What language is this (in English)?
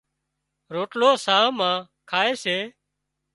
Wadiyara Koli